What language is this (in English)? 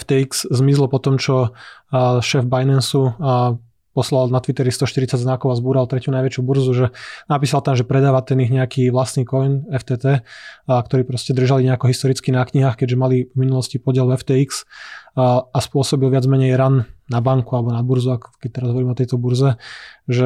Slovak